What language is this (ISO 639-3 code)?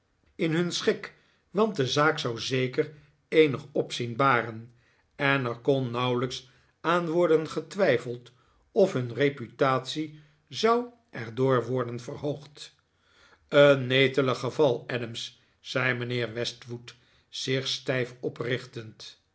nld